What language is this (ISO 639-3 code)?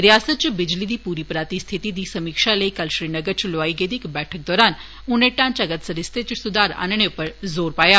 doi